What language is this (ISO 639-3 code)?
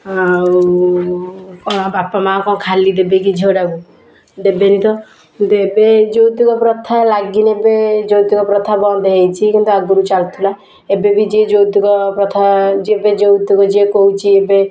ori